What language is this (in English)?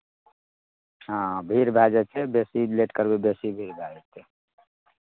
Maithili